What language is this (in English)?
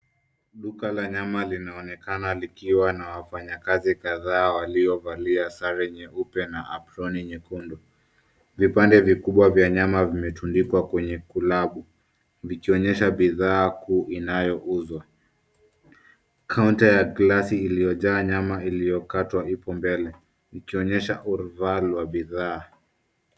Swahili